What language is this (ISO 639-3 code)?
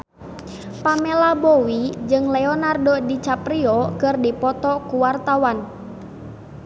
sun